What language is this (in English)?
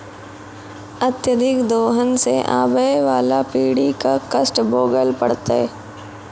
Maithili